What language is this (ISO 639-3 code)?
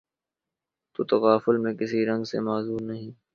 urd